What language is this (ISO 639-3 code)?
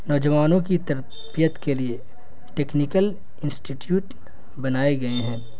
urd